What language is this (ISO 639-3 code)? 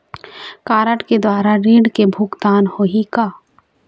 hne